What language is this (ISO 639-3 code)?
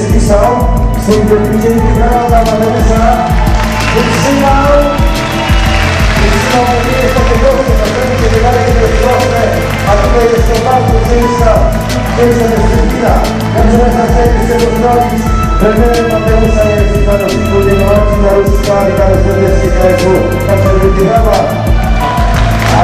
pol